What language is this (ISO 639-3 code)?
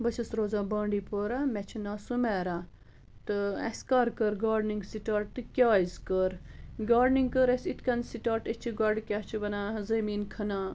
kas